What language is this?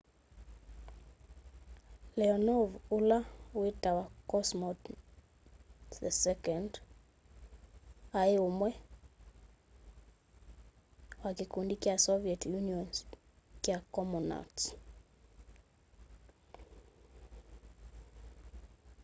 Kamba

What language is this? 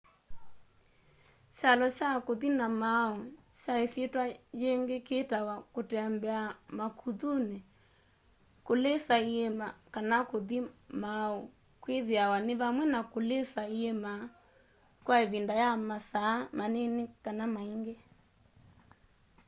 Kamba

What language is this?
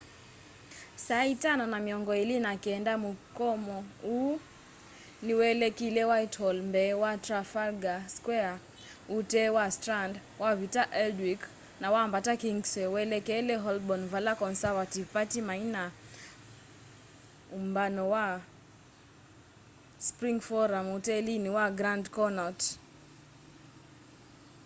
Kamba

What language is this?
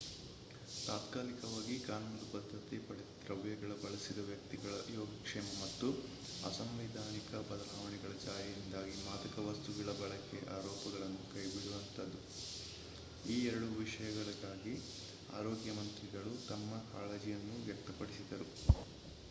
Kannada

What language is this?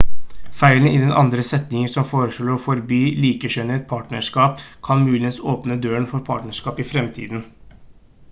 Norwegian Bokmål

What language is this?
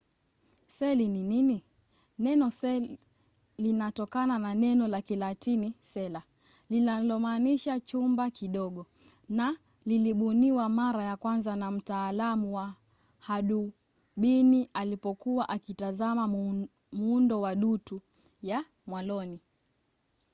Swahili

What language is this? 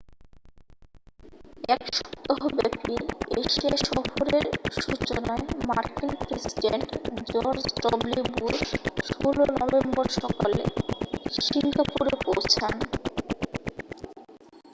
Bangla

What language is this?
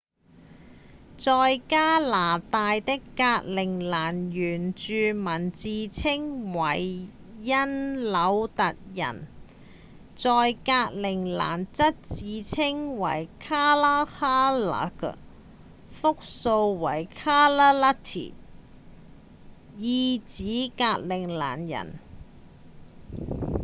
Cantonese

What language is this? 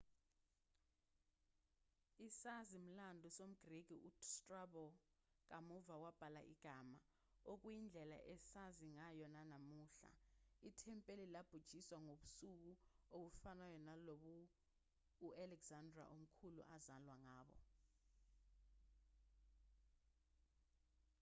Zulu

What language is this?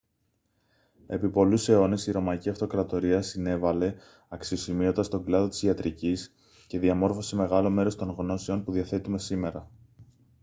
Greek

